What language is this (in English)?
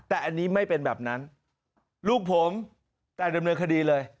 Thai